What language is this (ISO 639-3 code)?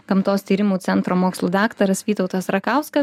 lit